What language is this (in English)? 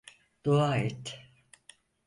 Turkish